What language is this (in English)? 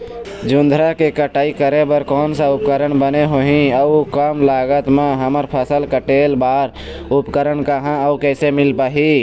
Chhattisgarhi